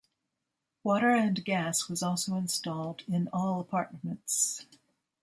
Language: English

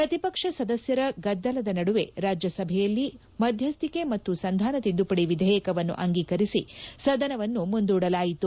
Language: Kannada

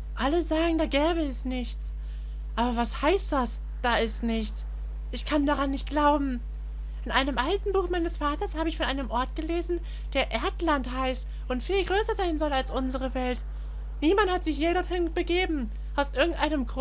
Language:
German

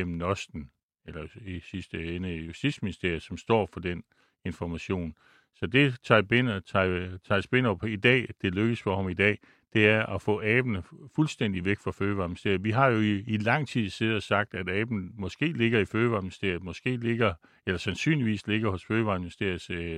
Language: Danish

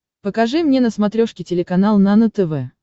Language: Russian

